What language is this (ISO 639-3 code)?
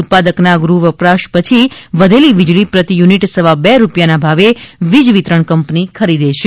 guj